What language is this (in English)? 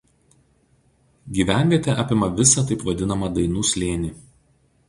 Lithuanian